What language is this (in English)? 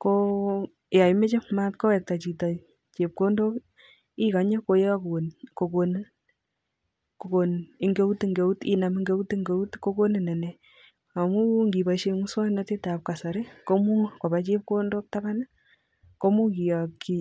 Kalenjin